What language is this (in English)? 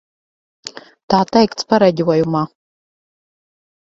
Latvian